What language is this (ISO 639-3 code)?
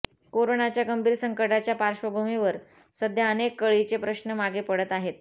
mar